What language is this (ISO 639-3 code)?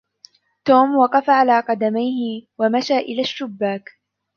ara